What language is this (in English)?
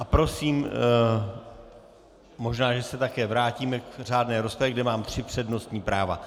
Czech